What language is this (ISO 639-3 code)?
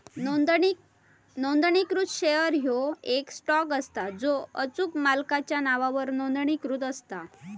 mar